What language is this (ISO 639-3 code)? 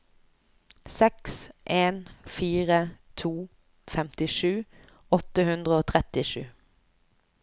nor